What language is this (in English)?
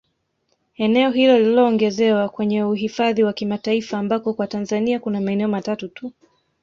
Swahili